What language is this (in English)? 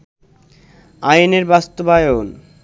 Bangla